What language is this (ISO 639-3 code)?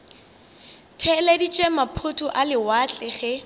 nso